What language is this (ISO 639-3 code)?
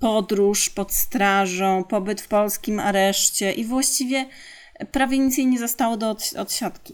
pol